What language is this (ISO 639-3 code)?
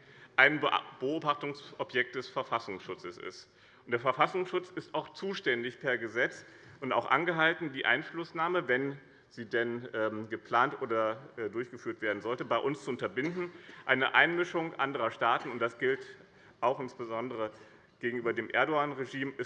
deu